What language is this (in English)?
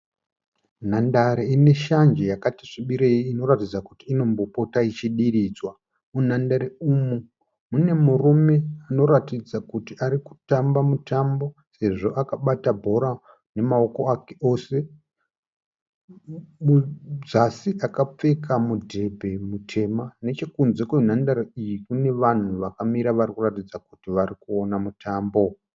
Shona